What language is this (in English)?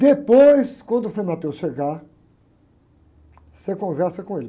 Portuguese